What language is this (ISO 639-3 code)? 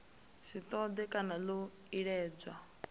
ven